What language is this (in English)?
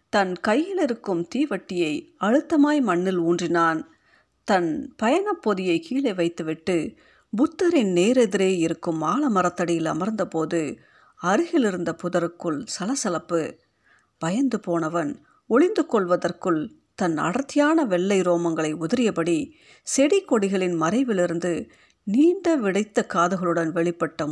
Tamil